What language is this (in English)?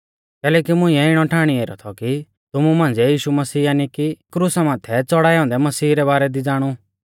Mahasu Pahari